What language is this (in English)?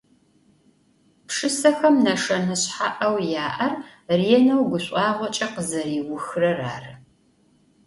Adyghe